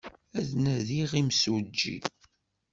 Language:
Kabyle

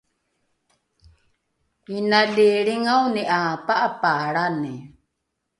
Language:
Rukai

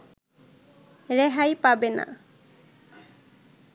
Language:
Bangla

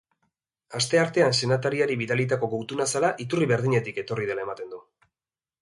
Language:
Basque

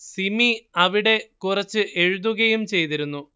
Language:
Malayalam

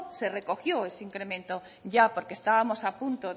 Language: Spanish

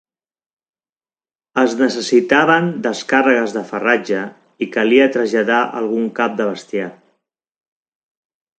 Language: Catalan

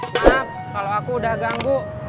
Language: Indonesian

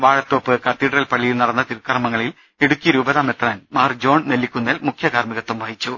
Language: Malayalam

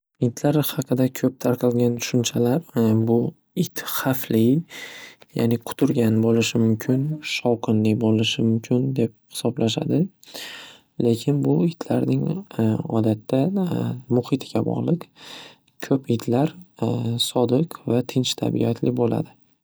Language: Uzbek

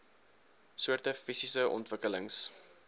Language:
Afrikaans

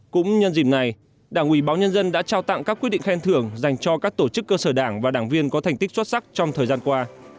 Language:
Vietnamese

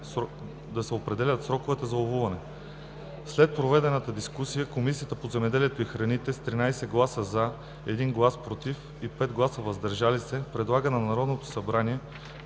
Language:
Bulgarian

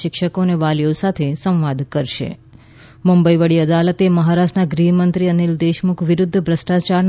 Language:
Gujarati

